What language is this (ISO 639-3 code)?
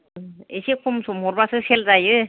brx